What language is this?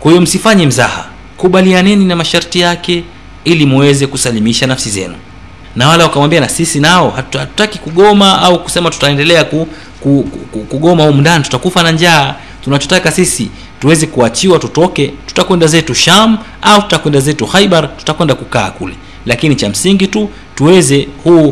Swahili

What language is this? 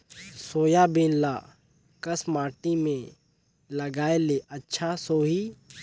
Chhattisgarhi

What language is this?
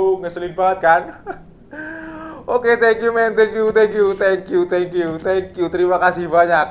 Indonesian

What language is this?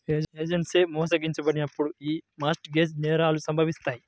Telugu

